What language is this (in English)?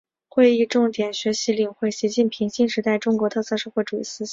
Chinese